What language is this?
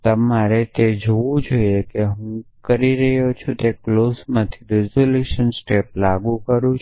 Gujarati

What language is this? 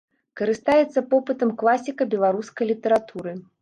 Belarusian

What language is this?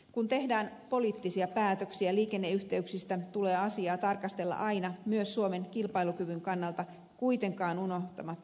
Finnish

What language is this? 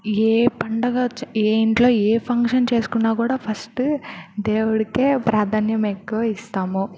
Telugu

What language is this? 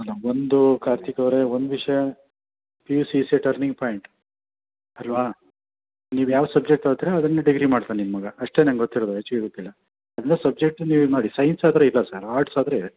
Kannada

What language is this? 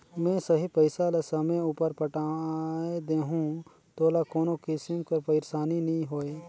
Chhattisgarhi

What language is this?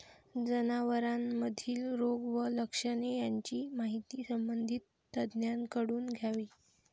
Marathi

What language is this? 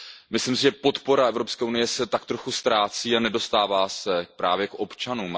Czech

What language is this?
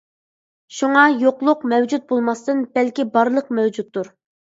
Uyghur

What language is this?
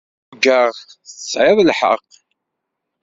Kabyle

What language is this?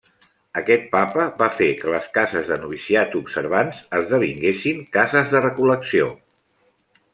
Catalan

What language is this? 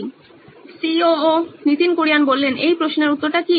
Bangla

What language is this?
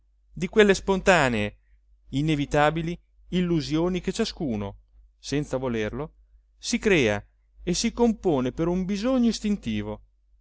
Italian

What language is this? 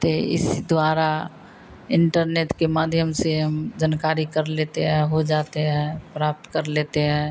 Hindi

